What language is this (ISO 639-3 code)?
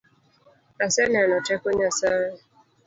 luo